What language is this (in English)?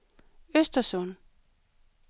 Danish